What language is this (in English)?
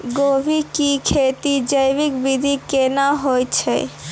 Maithili